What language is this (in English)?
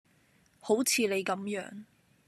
Cantonese